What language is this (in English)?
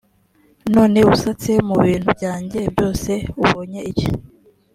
Kinyarwanda